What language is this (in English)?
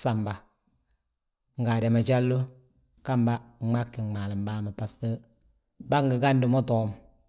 Balanta-Ganja